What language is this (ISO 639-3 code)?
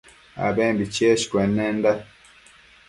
mcf